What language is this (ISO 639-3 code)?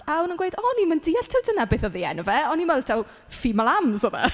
cym